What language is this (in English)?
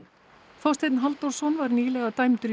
Icelandic